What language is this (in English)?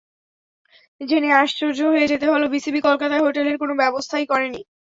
Bangla